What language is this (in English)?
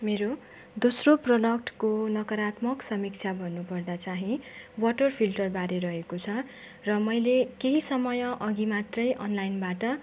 Nepali